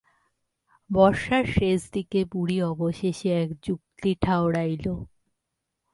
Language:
Bangla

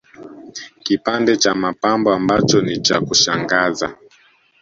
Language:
Swahili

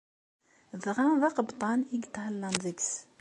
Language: Kabyle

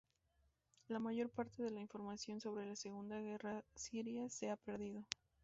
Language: Spanish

